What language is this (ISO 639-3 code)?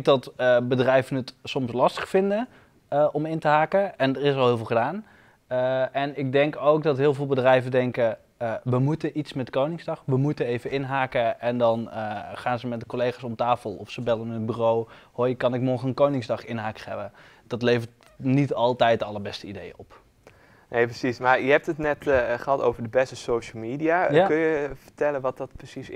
nld